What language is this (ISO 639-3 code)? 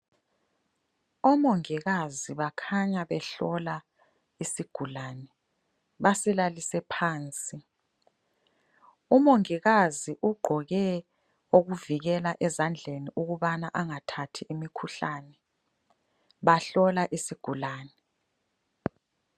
nde